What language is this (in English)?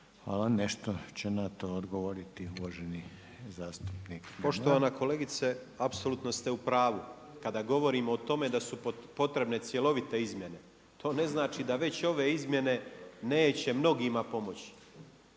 Croatian